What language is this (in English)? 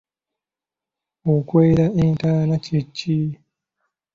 Ganda